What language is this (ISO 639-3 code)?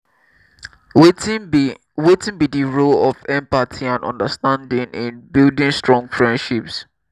pcm